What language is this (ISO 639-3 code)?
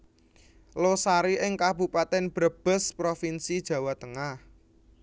jav